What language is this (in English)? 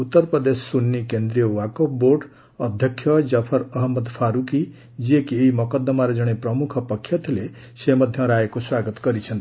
Odia